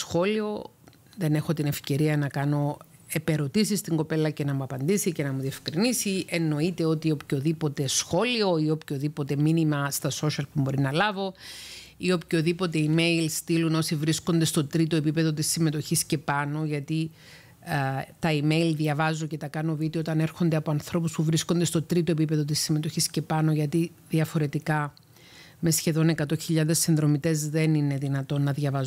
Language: Greek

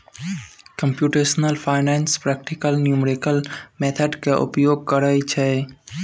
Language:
Maithili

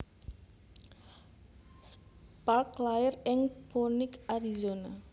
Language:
Javanese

